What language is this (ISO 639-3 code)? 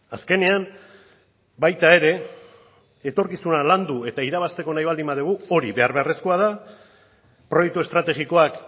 eus